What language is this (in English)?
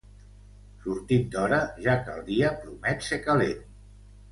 Catalan